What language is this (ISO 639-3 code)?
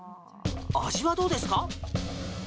jpn